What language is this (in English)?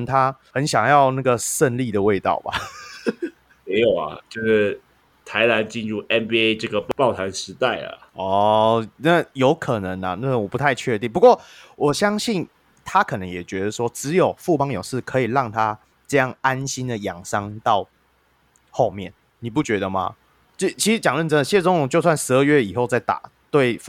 Chinese